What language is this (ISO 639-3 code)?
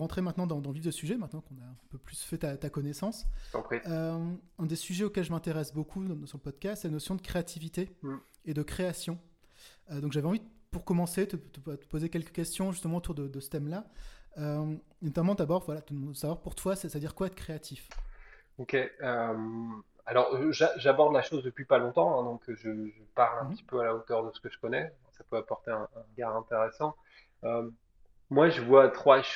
fra